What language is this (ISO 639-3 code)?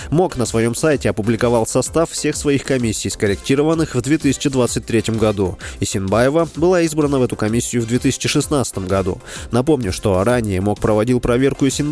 rus